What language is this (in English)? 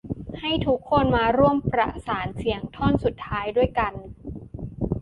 Thai